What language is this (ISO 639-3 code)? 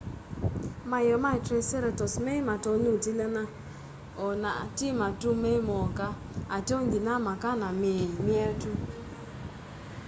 kam